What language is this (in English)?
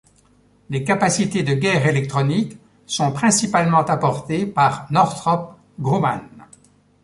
French